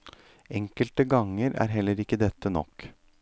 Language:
Norwegian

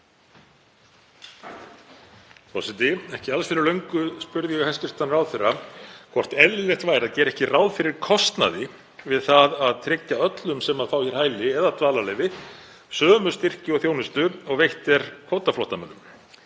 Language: Icelandic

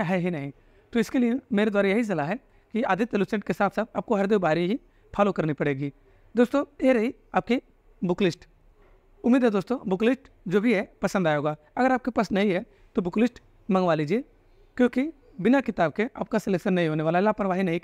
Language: Hindi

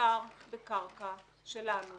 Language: Hebrew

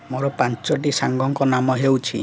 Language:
Odia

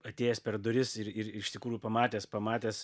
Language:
Lithuanian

